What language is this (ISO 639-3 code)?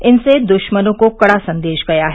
hin